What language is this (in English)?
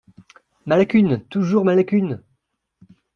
French